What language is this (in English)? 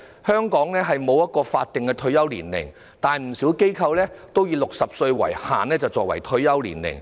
Cantonese